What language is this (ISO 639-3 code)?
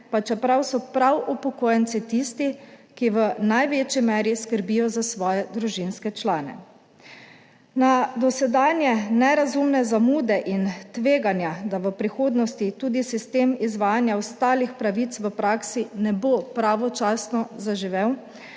slv